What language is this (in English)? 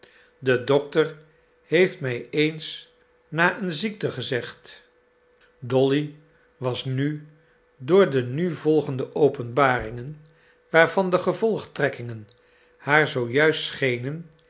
Dutch